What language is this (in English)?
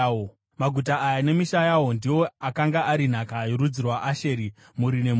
Shona